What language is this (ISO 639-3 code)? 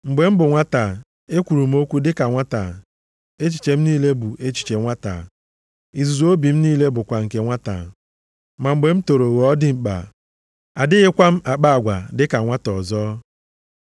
ibo